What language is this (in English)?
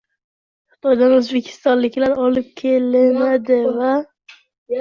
Uzbek